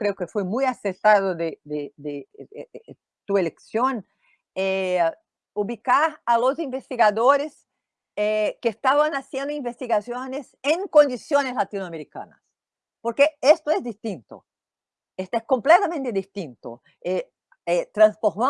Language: Spanish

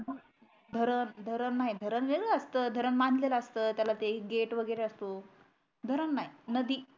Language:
Marathi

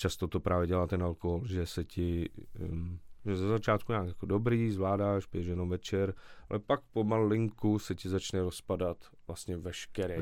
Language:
Czech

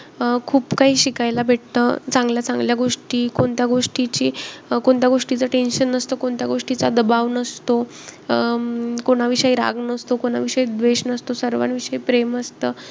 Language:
Marathi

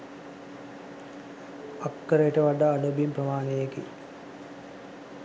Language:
Sinhala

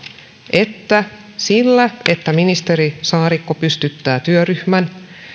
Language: Finnish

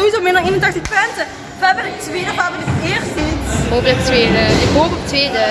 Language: Dutch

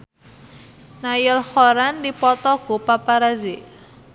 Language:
Sundanese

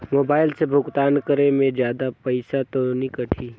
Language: Chhattisgarhi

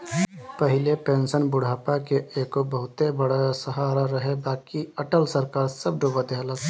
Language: Bhojpuri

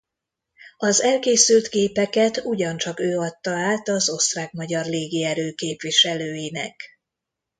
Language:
Hungarian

